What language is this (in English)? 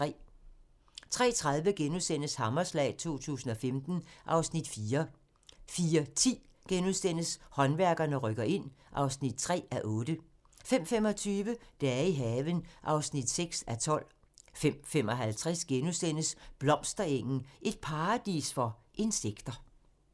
Danish